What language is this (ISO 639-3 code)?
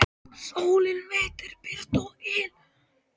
isl